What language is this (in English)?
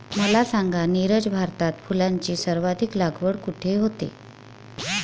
Marathi